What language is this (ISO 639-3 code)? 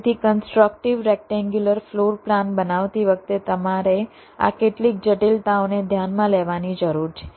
guj